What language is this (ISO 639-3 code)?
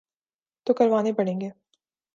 urd